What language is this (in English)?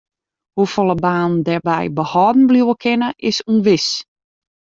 Western Frisian